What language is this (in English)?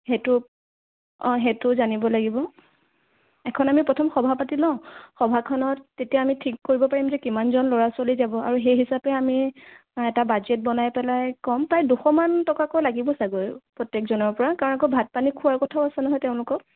Assamese